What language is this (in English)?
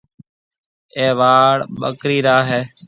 Marwari (Pakistan)